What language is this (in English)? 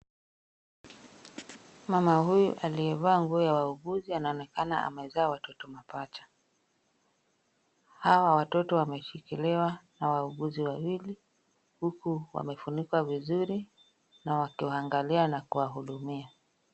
Swahili